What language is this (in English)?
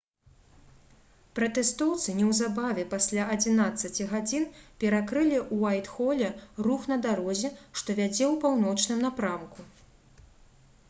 Belarusian